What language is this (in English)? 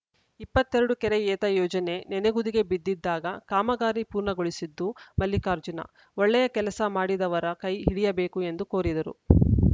Kannada